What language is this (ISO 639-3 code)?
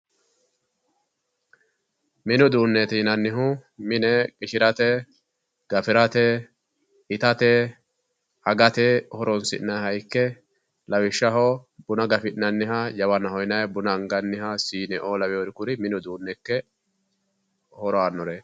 sid